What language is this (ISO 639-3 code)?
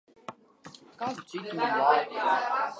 lav